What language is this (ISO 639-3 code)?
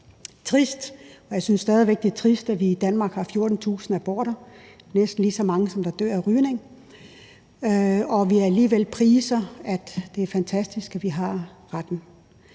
dan